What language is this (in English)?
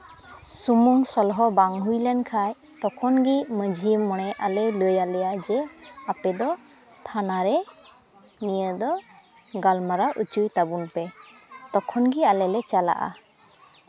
Santali